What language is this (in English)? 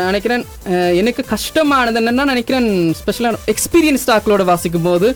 Tamil